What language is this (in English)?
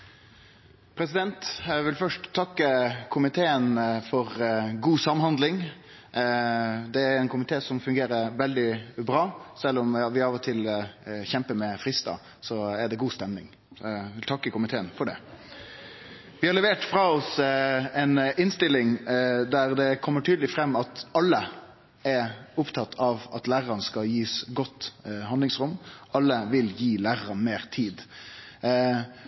Norwegian